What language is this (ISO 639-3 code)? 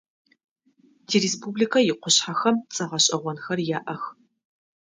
ady